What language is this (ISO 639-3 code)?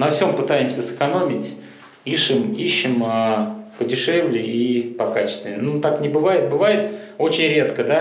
rus